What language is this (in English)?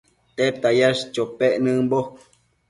Matsés